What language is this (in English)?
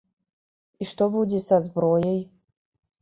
Belarusian